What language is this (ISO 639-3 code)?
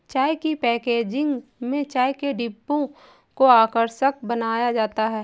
hin